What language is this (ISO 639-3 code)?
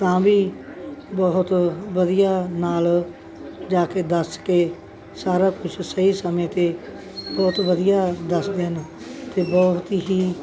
pan